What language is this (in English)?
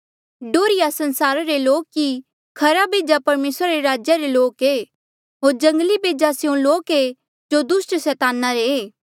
Mandeali